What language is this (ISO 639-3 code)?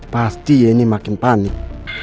ind